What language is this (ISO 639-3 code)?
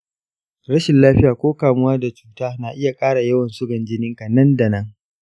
hau